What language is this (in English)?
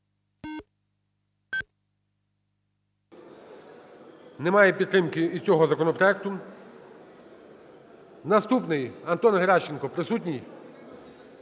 Ukrainian